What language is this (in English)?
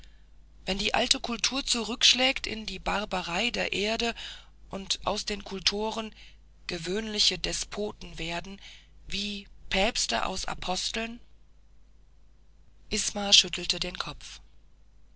German